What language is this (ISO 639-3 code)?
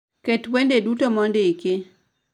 luo